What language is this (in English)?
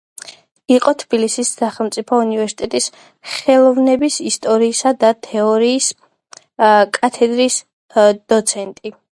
Georgian